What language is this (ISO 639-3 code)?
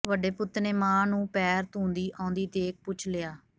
pan